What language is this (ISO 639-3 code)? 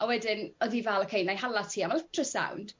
cym